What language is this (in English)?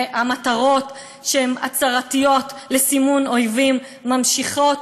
Hebrew